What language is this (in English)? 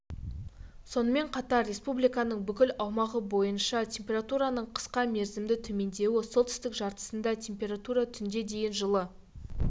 Kazakh